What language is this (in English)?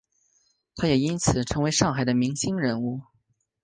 Chinese